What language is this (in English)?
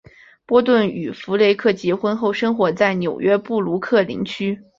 Chinese